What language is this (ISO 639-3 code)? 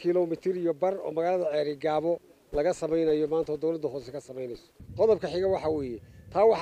ara